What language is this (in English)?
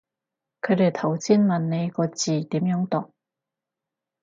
Cantonese